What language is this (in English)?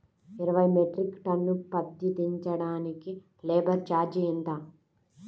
Telugu